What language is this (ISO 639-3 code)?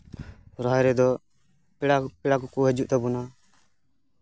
sat